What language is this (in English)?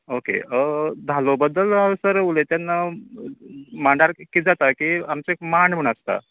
Konkani